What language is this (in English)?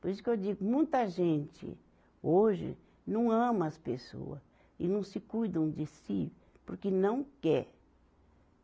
Portuguese